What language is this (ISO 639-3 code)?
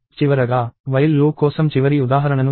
tel